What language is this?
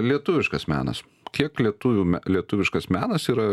Lithuanian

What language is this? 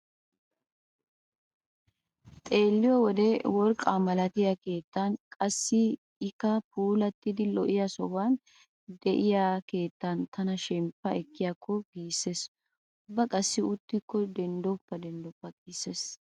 Wolaytta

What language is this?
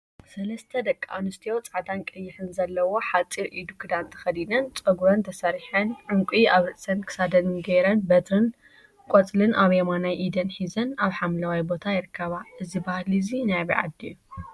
Tigrinya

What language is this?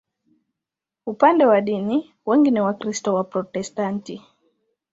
Swahili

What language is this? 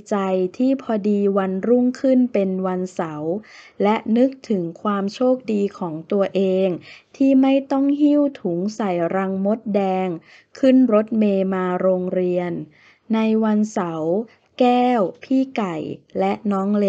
Thai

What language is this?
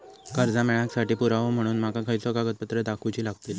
Marathi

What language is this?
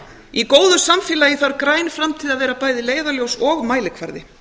Icelandic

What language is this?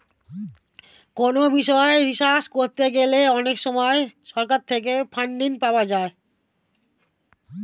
Bangla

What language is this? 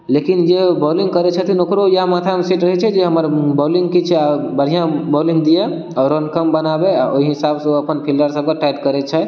Maithili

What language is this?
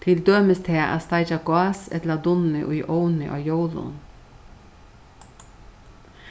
Faroese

